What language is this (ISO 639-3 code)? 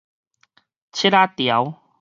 nan